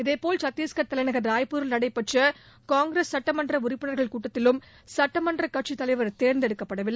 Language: Tamil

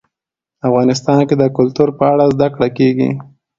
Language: Pashto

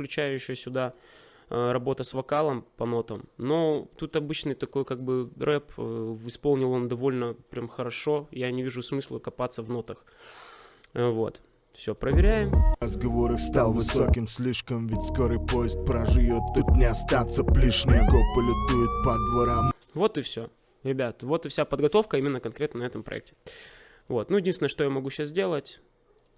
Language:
Russian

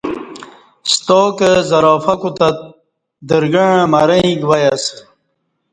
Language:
Kati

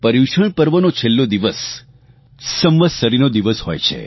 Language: Gujarati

